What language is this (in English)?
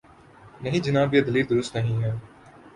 Urdu